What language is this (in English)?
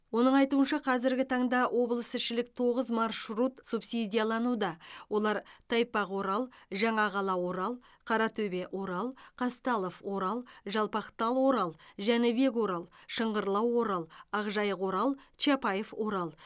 Kazakh